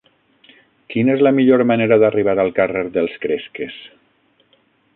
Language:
Catalan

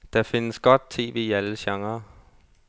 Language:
Danish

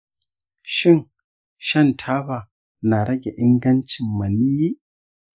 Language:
Hausa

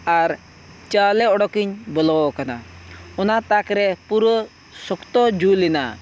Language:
Santali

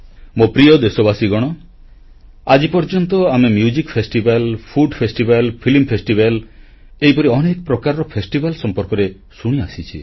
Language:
Odia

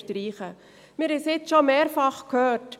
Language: Swiss German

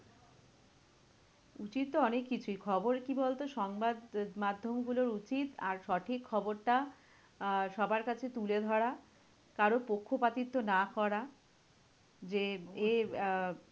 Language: Bangla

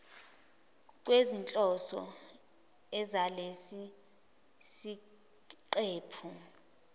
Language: Zulu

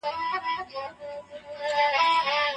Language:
Pashto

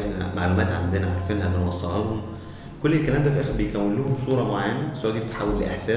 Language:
Arabic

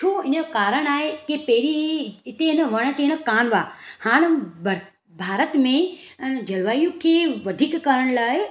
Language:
Sindhi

